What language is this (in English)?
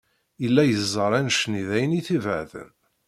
Kabyle